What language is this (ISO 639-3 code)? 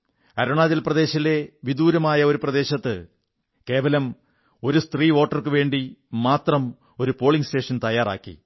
mal